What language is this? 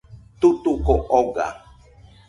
Nüpode Huitoto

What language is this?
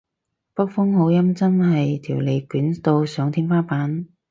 Cantonese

